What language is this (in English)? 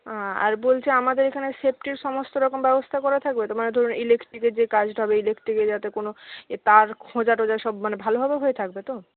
Bangla